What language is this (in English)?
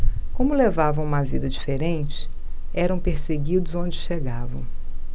Portuguese